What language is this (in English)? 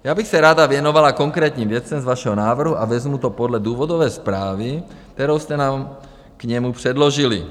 Czech